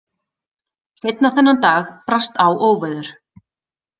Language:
Icelandic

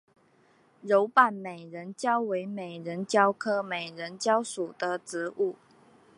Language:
Chinese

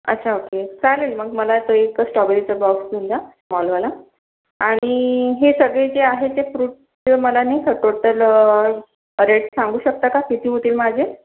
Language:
Marathi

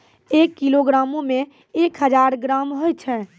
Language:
Maithili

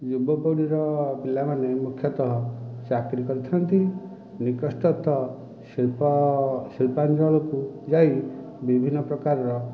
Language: Odia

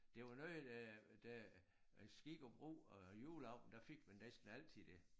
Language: Danish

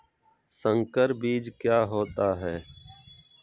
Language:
Magahi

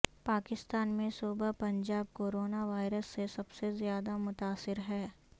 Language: Urdu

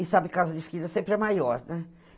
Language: Portuguese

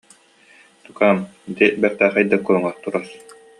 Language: Yakut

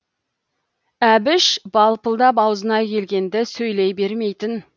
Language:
Kazakh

